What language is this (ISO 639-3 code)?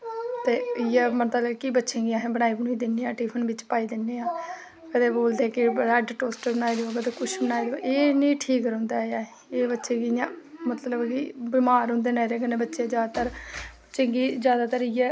doi